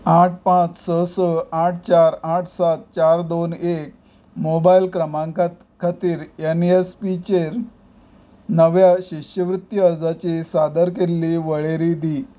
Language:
Konkani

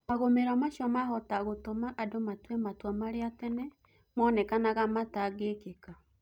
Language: Kikuyu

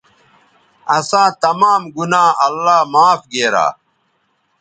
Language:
Bateri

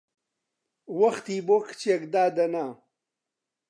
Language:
Central Kurdish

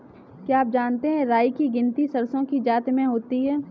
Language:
Hindi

